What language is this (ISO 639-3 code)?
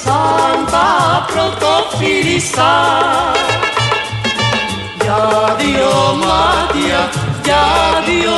ell